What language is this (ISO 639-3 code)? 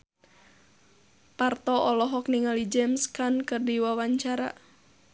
sun